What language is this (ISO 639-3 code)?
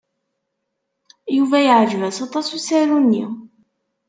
kab